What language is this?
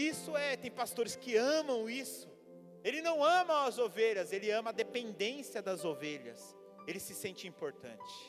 Portuguese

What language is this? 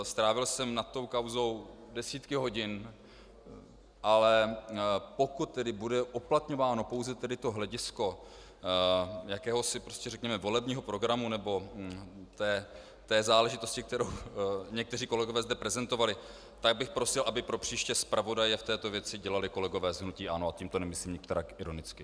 Czech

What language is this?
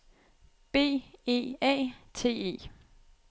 Danish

